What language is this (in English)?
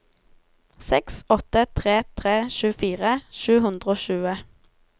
Norwegian